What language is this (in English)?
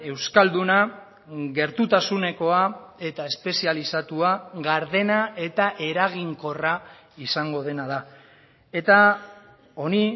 Basque